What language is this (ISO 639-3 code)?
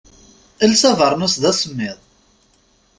kab